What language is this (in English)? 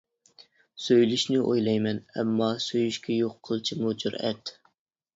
Uyghur